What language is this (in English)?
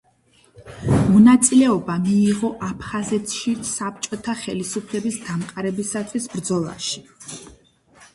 Georgian